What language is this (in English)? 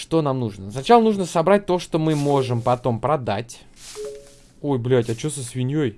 Russian